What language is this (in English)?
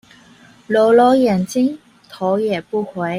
Chinese